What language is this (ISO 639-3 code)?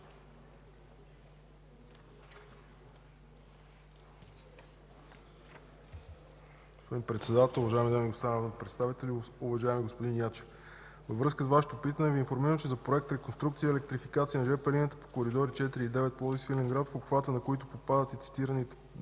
bul